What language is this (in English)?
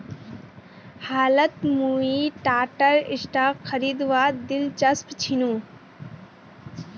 Magahi